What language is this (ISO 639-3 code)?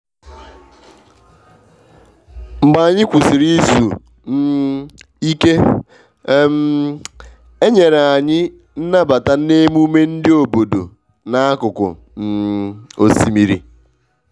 ibo